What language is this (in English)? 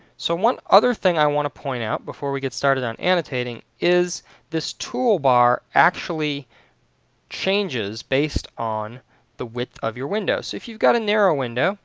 English